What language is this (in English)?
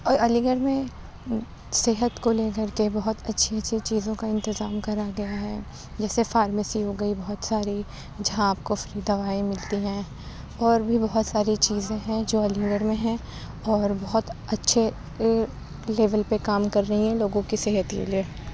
Urdu